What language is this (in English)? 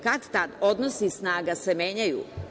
Serbian